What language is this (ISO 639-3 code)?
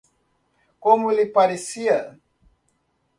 por